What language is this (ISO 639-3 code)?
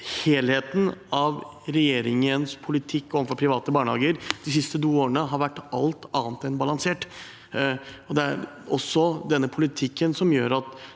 nor